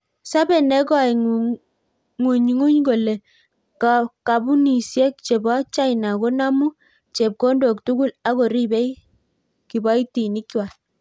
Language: Kalenjin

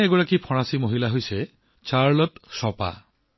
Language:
Assamese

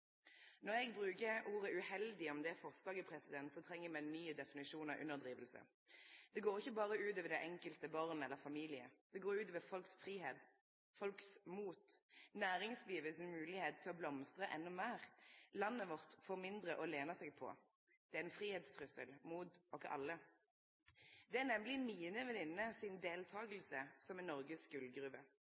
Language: Norwegian Nynorsk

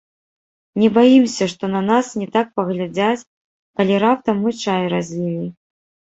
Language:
Belarusian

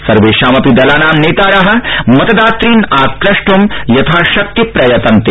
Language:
Sanskrit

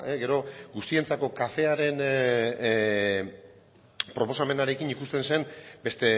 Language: Basque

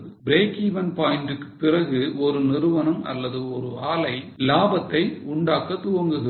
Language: Tamil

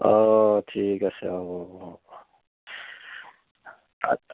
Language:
Assamese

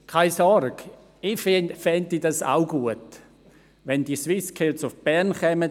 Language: Swiss German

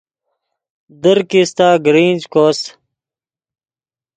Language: Yidgha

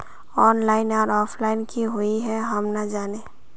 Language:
Magahi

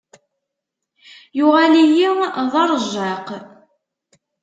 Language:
Kabyle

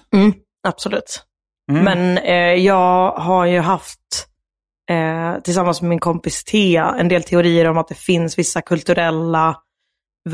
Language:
Swedish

